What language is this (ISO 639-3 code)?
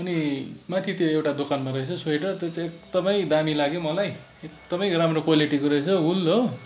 nep